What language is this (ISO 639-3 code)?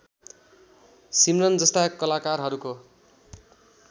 nep